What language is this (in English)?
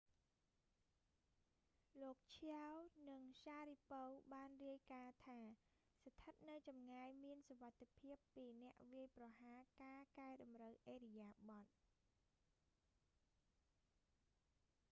Khmer